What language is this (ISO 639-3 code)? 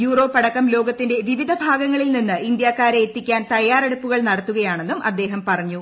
mal